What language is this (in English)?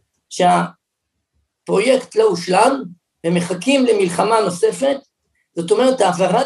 Hebrew